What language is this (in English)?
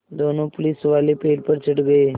Hindi